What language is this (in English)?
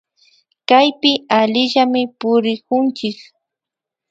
Imbabura Highland Quichua